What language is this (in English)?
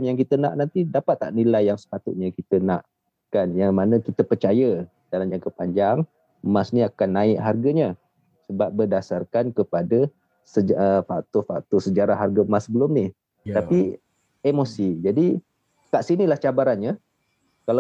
Malay